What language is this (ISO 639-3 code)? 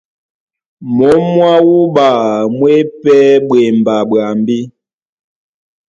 dua